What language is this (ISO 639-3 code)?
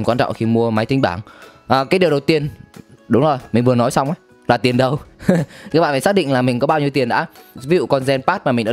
vie